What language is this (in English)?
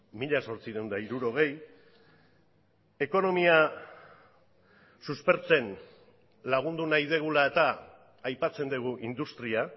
Basque